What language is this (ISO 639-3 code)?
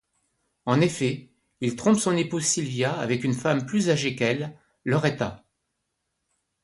fra